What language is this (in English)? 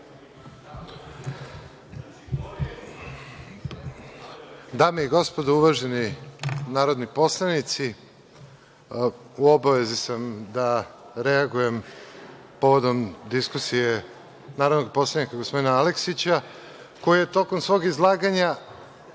Serbian